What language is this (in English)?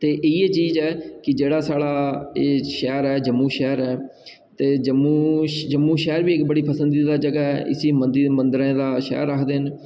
Dogri